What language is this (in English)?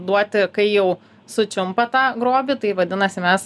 Lithuanian